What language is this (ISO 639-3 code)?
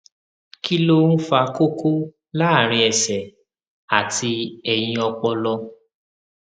yor